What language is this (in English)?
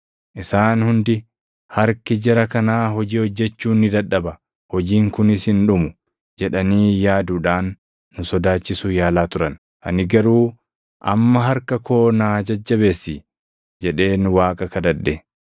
Oromo